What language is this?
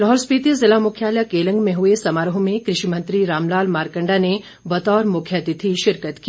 Hindi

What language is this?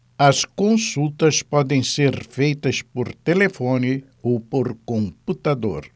Portuguese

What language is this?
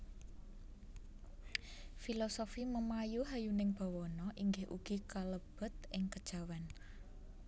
Javanese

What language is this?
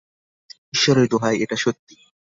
Bangla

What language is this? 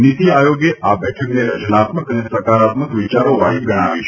Gujarati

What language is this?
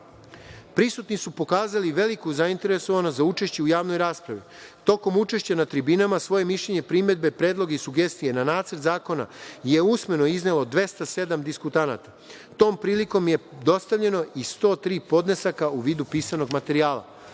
Serbian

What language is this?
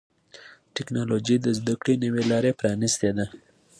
Pashto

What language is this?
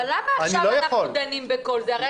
Hebrew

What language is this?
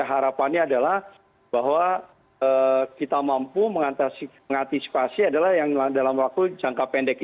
Indonesian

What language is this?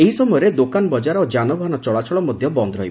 Odia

